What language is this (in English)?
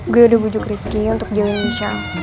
Indonesian